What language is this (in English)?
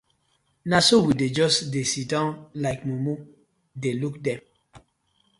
Nigerian Pidgin